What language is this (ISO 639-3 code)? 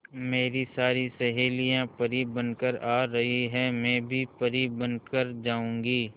hin